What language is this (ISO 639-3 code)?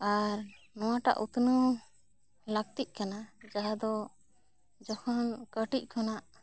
sat